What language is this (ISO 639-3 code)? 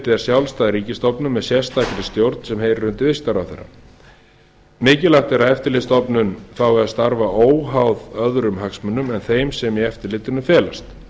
isl